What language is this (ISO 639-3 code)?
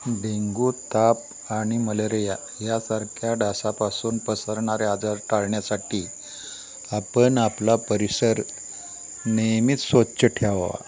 mar